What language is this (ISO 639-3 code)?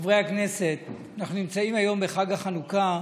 heb